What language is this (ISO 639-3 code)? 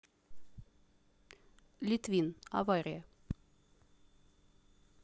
rus